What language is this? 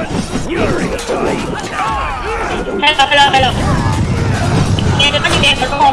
Vietnamese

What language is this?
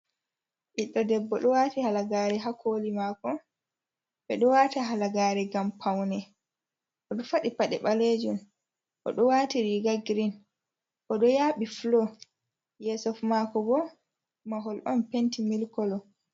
Fula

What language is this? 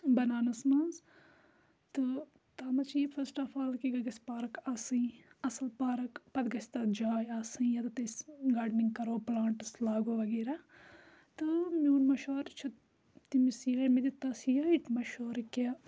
Kashmiri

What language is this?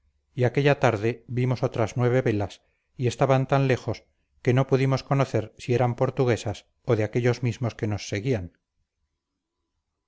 Spanish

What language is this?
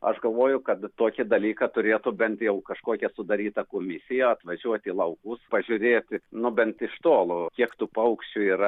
Lithuanian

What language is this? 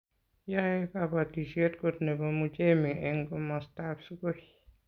Kalenjin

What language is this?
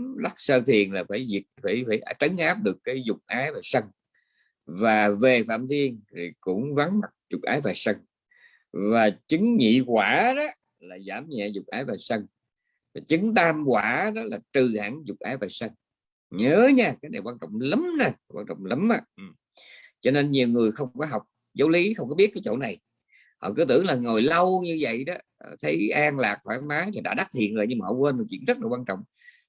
Vietnamese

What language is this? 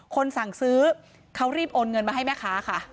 Thai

